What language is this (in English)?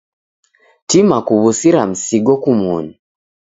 Taita